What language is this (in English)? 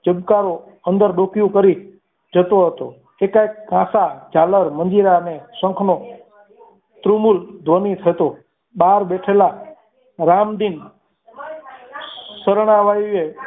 Gujarati